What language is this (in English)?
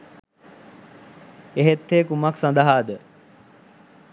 Sinhala